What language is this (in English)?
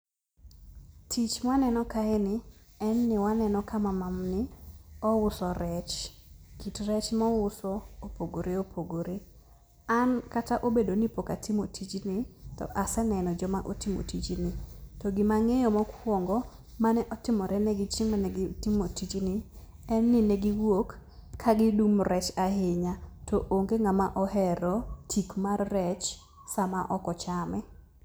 Luo (Kenya and Tanzania)